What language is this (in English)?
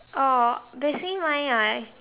English